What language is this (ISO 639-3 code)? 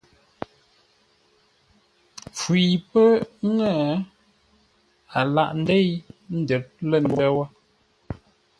nla